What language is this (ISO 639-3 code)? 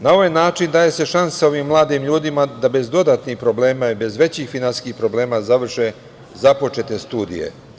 srp